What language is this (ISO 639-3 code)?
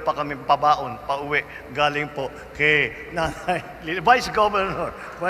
fil